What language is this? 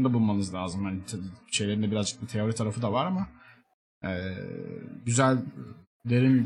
Turkish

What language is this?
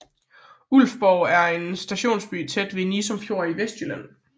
Danish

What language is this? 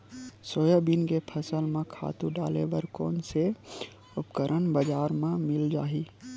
Chhattisgarhi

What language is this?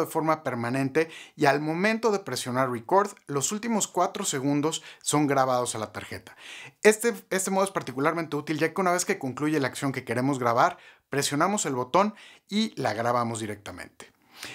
Spanish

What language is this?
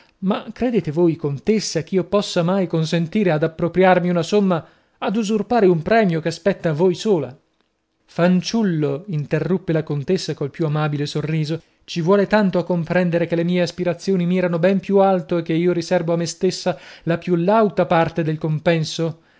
Italian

